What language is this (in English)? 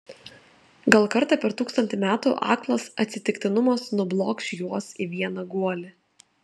Lithuanian